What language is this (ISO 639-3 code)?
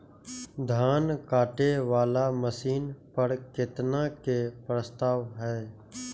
mai